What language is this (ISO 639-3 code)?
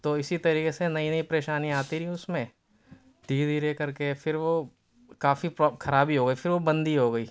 urd